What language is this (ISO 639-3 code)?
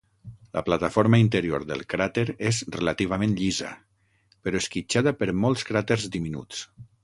cat